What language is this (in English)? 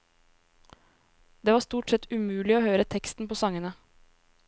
Norwegian